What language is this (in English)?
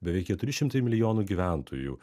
Lithuanian